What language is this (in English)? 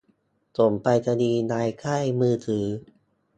Thai